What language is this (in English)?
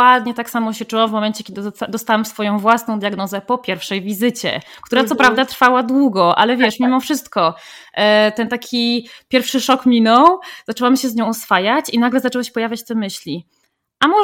Polish